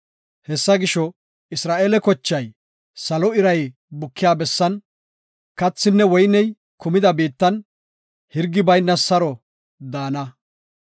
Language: Gofa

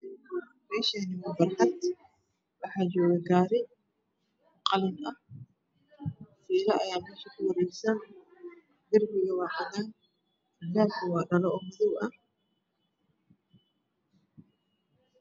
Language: Somali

